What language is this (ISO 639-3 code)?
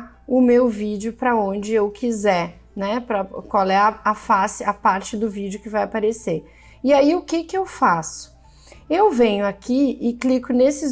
por